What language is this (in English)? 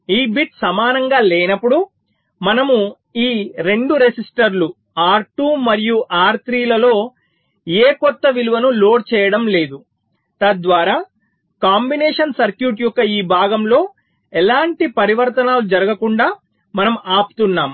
Telugu